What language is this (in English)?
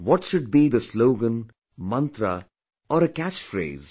English